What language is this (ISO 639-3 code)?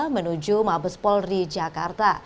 ind